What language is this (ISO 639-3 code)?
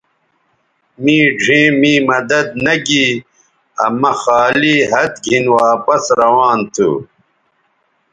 btv